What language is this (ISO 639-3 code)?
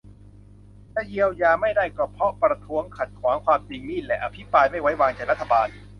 tha